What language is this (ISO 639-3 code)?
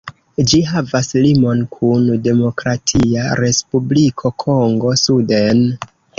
epo